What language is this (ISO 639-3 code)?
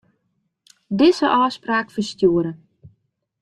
fry